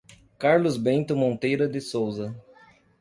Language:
Portuguese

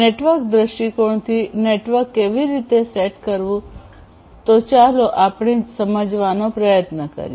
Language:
Gujarati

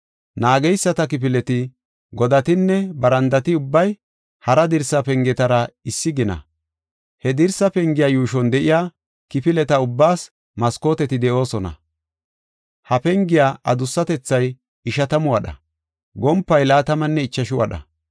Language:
Gofa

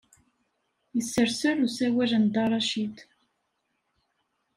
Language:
Kabyle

